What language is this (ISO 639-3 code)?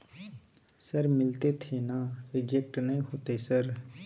mai